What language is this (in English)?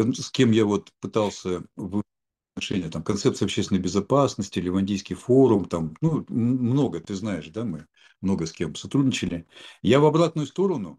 Russian